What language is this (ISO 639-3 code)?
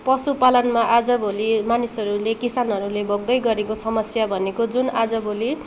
nep